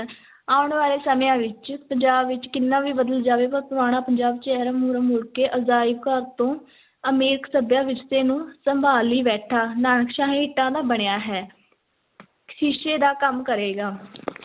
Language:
Punjabi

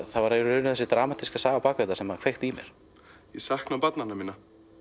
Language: Icelandic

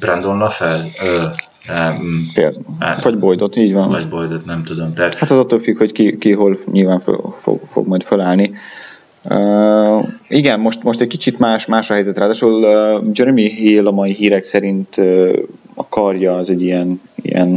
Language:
Hungarian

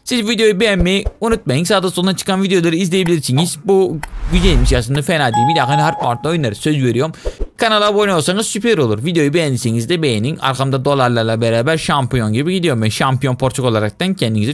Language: Turkish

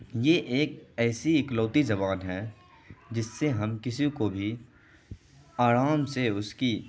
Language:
Urdu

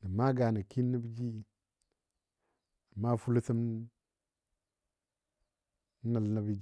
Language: Dadiya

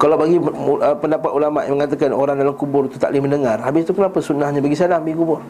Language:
Malay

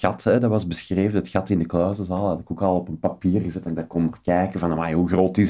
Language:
Dutch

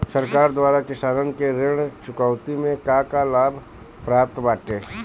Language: Bhojpuri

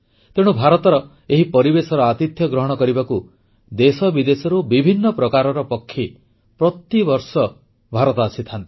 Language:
Odia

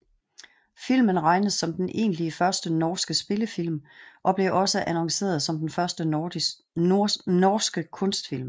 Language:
Danish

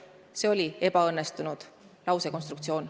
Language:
Estonian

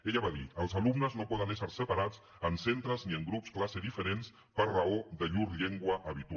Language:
Catalan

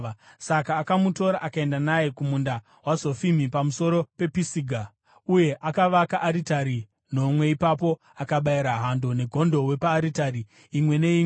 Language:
Shona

